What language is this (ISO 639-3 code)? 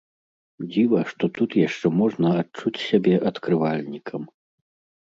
bel